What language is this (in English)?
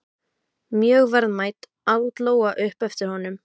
Icelandic